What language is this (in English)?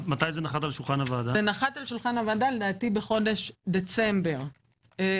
Hebrew